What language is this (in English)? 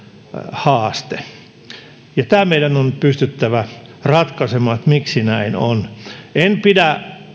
Finnish